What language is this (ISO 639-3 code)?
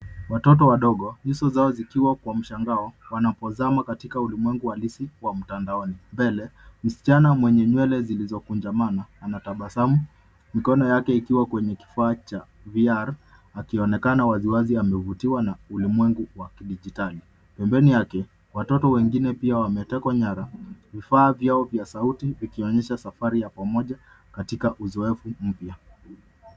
swa